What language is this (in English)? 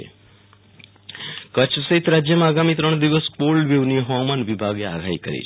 Gujarati